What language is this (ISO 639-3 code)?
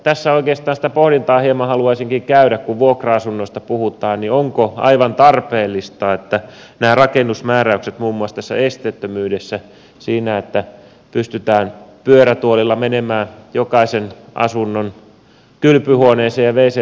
fin